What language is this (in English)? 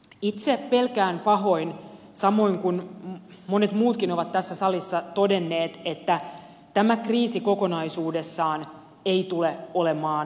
Finnish